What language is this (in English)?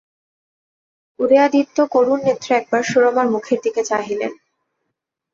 Bangla